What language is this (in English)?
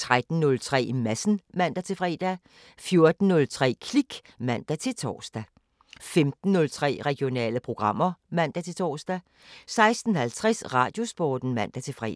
Danish